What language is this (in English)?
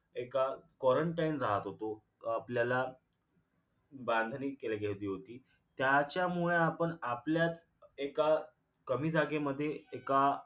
Marathi